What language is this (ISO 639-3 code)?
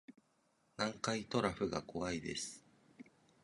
jpn